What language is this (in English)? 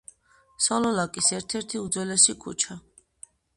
Georgian